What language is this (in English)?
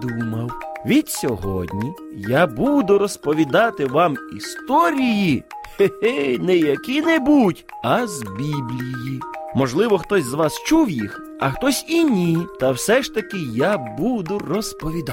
Ukrainian